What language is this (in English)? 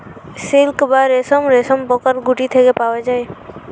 Bangla